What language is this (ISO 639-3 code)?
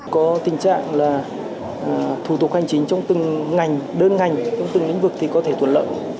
vie